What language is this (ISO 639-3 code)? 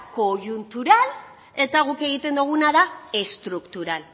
eus